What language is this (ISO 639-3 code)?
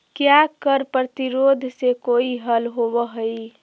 mag